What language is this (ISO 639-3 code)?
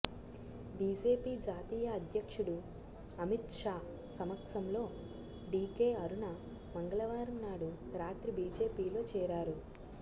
tel